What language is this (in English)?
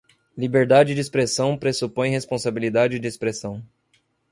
Portuguese